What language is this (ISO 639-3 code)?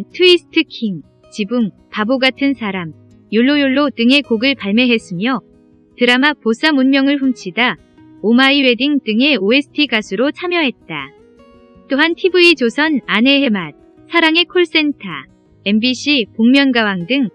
kor